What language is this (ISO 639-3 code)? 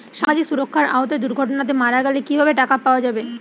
ben